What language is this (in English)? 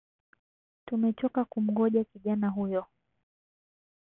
Swahili